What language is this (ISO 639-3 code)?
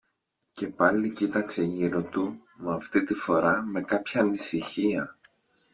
ell